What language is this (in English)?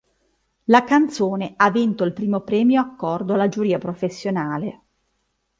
Italian